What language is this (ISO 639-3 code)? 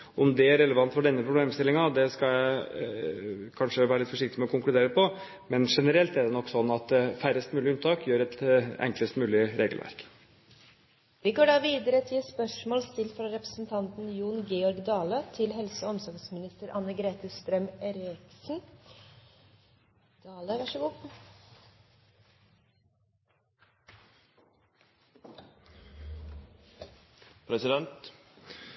nor